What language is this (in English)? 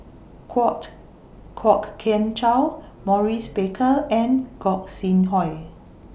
English